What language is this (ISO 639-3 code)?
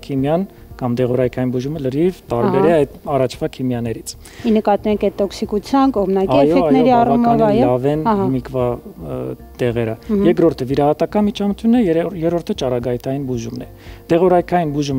ron